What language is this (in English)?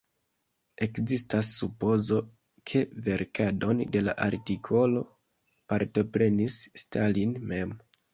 Esperanto